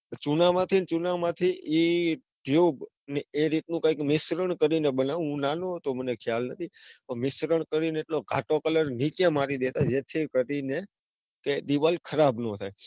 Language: Gujarati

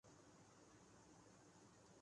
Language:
Urdu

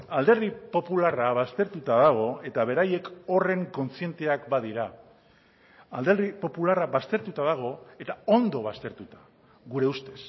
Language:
Basque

